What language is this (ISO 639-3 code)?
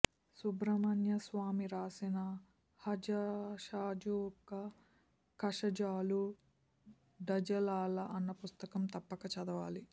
tel